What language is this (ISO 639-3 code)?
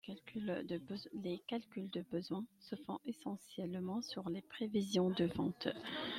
fra